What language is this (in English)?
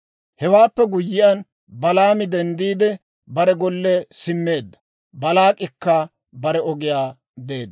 Dawro